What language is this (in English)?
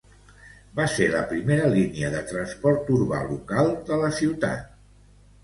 Catalan